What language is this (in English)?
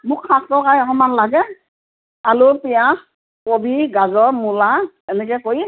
Assamese